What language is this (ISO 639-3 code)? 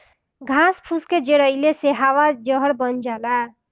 bho